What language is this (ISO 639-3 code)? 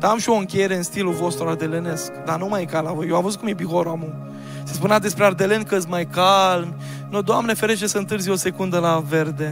ron